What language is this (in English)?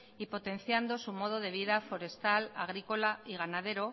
Spanish